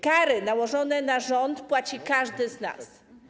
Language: Polish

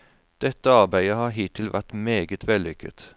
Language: Norwegian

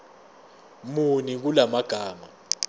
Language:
Zulu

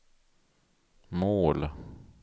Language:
Swedish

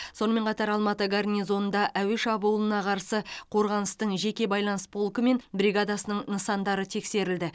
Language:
Kazakh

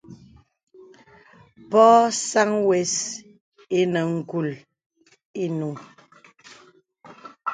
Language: Bebele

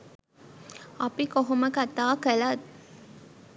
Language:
Sinhala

